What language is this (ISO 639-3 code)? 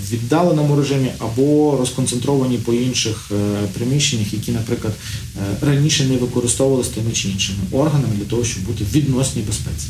ukr